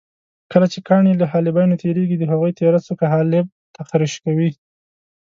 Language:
Pashto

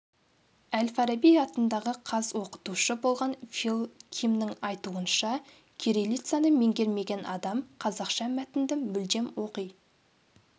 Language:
Kazakh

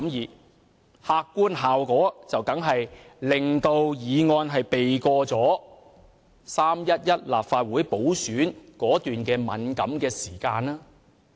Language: Cantonese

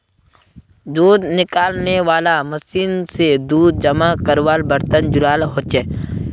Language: Magahi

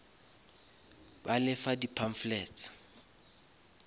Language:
Northern Sotho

